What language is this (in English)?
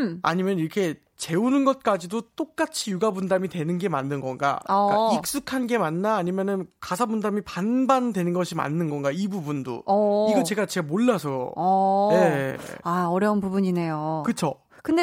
Korean